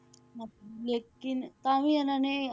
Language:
Punjabi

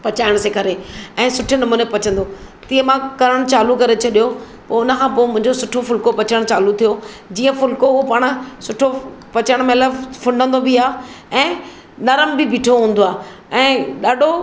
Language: Sindhi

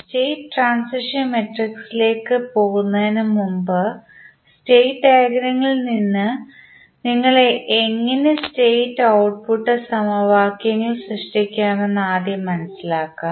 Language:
Malayalam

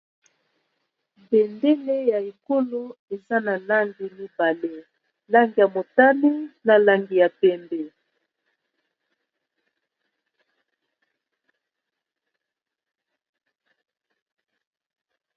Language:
Lingala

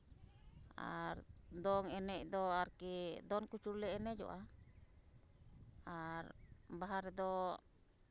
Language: Santali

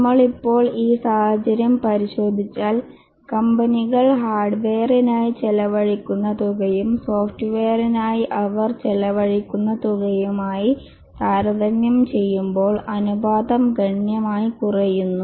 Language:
Malayalam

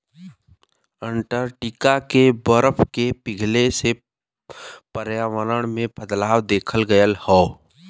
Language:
Bhojpuri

